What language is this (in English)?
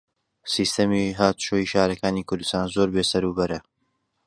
Central Kurdish